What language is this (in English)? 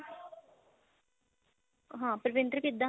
Punjabi